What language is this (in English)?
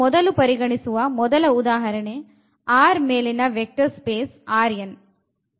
Kannada